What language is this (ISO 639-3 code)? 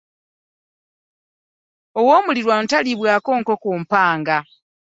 lug